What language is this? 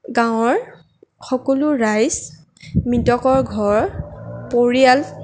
Assamese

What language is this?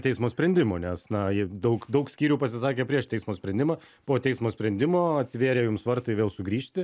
Lithuanian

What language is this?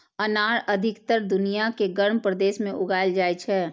Maithili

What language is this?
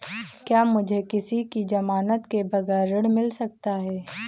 Hindi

